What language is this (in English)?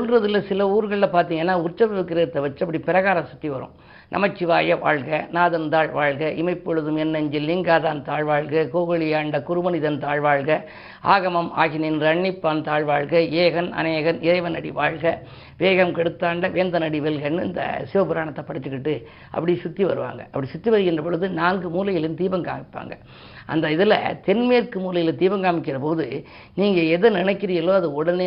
Tamil